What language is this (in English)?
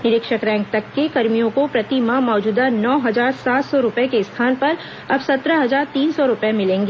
Hindi